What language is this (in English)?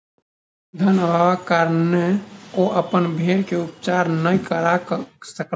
Maithili